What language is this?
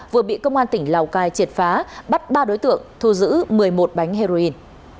Vietnamese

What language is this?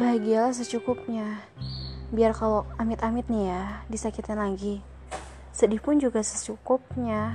Indonesian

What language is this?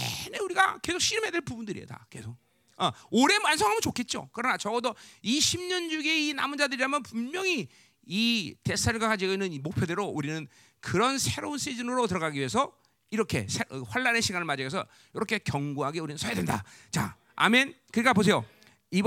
Korean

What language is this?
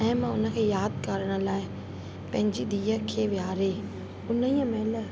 Sindhi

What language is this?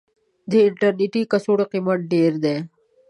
Pashto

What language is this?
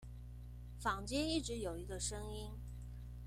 Chinese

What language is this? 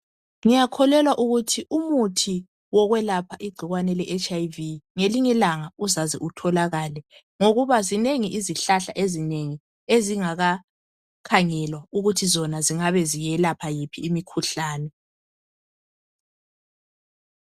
North Ndebele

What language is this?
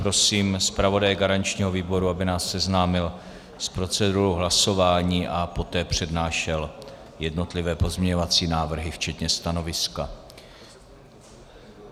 Czech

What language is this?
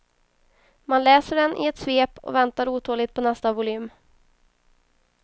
Swedish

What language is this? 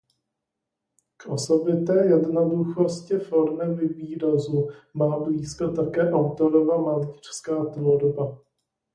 Czech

